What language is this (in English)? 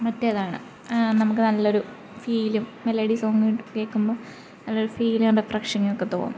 Malayalam